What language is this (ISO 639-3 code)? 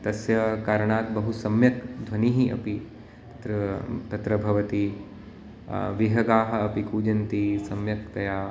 san